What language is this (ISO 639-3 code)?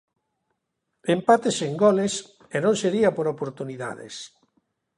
glg